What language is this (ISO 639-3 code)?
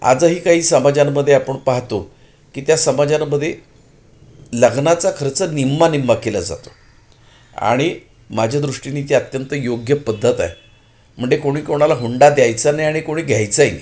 mar